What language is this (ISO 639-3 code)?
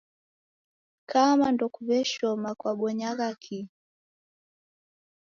dav